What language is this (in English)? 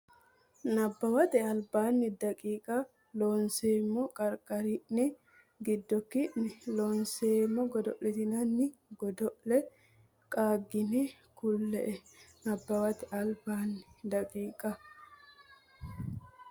Sidamo